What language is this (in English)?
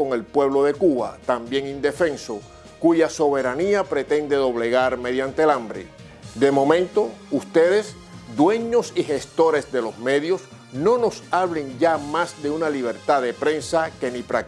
Spanish